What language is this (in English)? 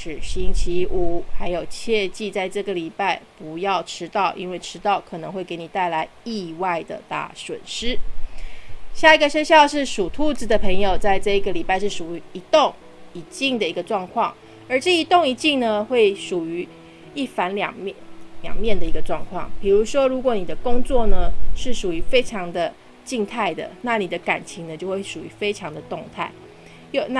Chinese